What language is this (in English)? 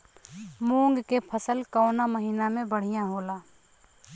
Bhojpuri